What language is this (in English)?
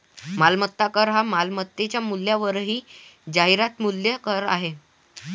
Marathi